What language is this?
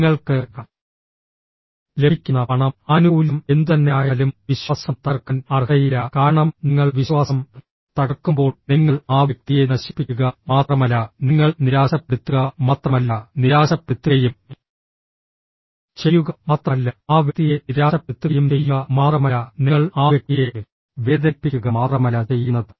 Malayalam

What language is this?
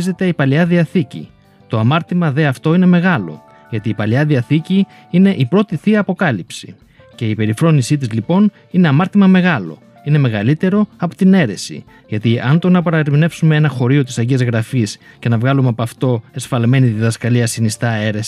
Greek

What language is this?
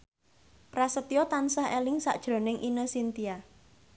Javanese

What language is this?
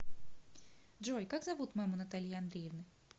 Russian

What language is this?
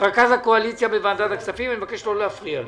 Hebrew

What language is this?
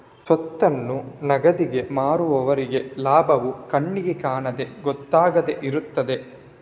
Kannada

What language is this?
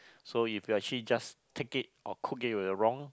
English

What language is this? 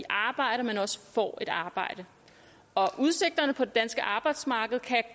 Danish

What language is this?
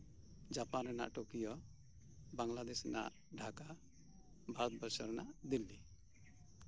Santali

